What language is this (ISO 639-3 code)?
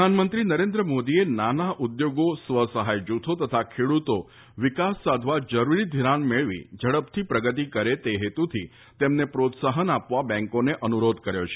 guj